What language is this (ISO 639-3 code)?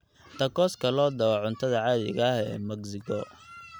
som